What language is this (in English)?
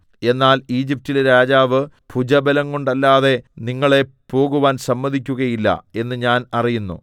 Malayalam